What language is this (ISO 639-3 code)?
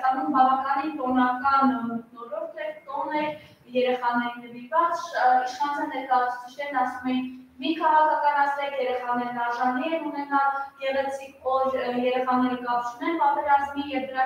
ron